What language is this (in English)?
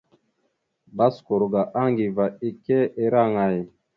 Mada (Cameroon)